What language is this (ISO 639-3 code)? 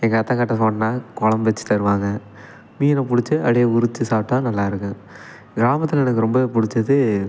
tam